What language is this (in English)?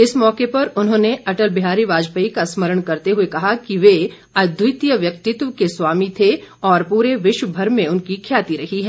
Hindi